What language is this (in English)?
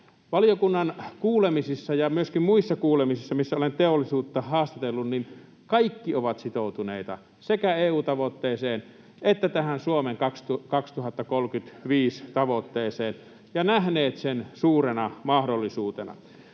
Finnish